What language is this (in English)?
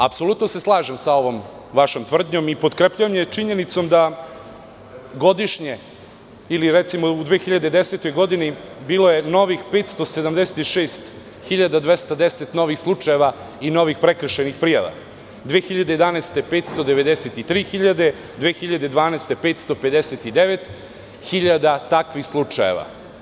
Serbian